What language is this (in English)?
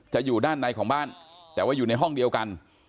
Thai